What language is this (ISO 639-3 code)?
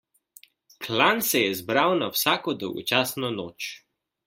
slv